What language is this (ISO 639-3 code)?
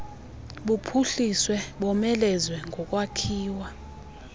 xho